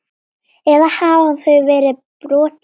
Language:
Icelandic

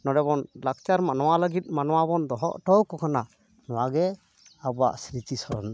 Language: Santali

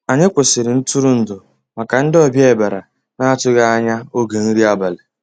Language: Igbo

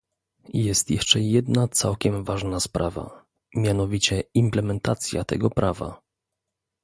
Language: Polish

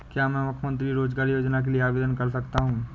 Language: Hindi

